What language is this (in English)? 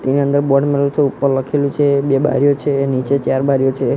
Gujarati